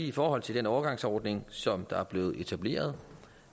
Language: Danish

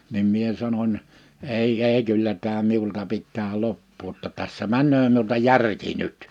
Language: Finnish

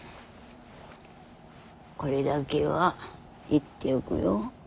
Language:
Japanese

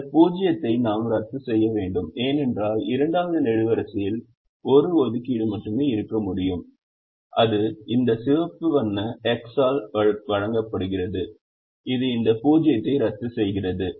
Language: Tamil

